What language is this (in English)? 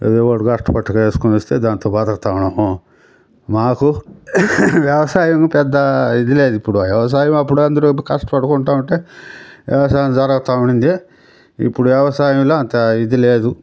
Telugu